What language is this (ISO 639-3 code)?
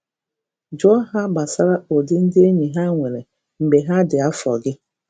ibo